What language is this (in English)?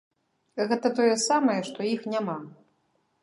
Belarusian